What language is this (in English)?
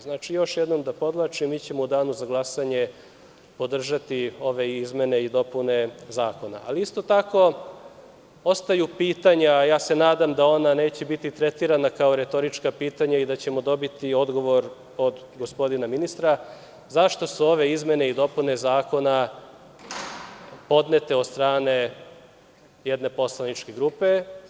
Serbian